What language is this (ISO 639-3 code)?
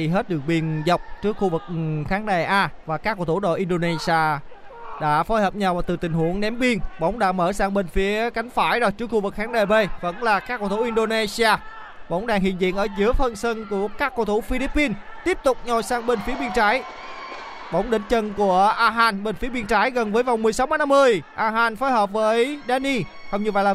vie